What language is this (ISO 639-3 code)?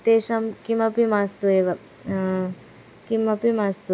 san